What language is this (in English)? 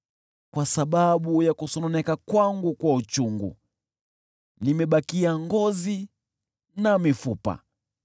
Swahili